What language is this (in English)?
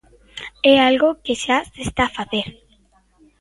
Galician